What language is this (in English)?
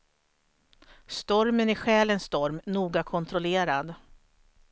Swedish